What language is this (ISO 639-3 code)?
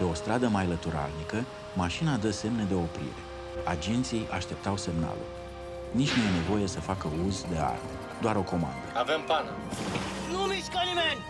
ron